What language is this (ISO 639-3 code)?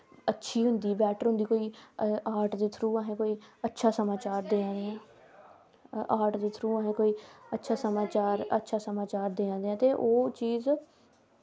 doi